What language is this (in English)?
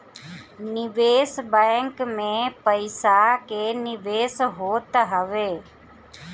Bhojpuri